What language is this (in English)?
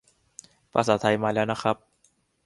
Thai